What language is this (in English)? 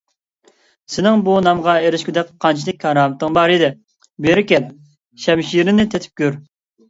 Uyghur